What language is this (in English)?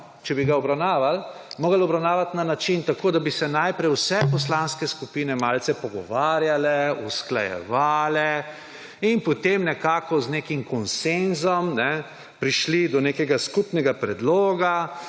Slovenian